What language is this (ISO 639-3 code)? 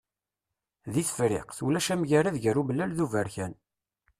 kab